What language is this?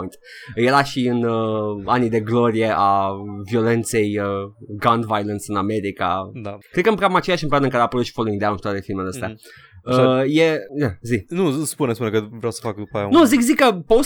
Romanian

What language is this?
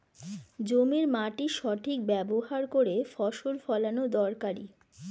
Bangla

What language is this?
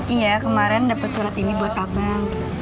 Indonesian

